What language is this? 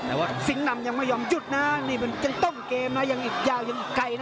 Thai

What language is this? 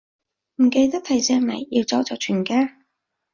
Cantonese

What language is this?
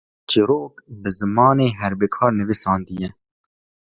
Kurdish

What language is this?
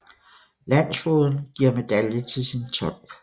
Danish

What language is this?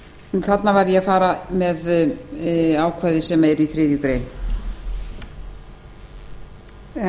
Icelandic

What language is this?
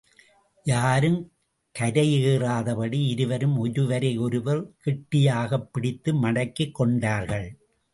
Tamil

